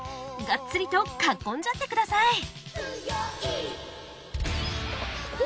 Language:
Japanese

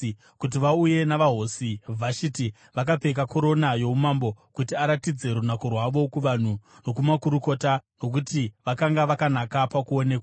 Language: Shona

